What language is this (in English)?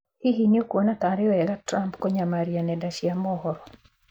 Kikuyu